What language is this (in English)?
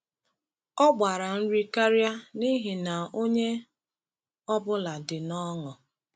Igbo